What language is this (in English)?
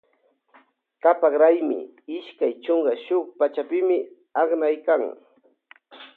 Loja Highland Quichua